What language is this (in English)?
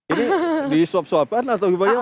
Indonesian